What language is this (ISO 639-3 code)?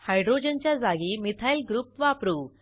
mar